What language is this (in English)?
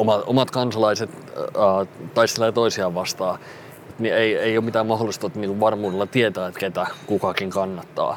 Finnish